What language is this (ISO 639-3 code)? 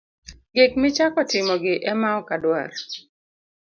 luo